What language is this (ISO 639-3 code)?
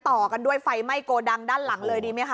tha